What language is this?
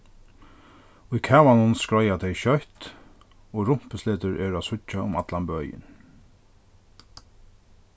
Faroese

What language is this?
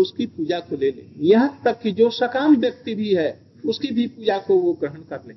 Hindi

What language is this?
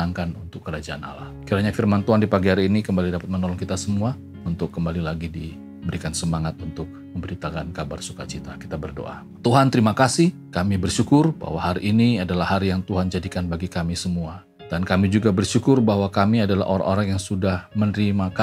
Indonesian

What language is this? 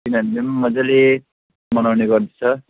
Nepali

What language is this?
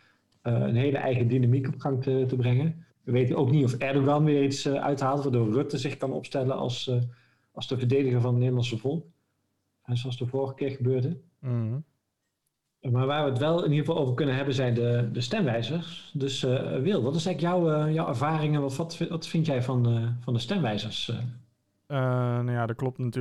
Dutch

